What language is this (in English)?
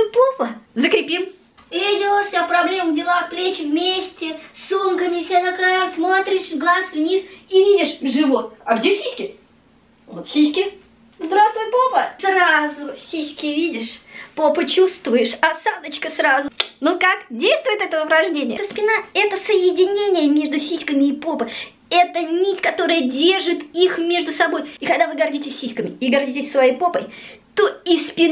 Russian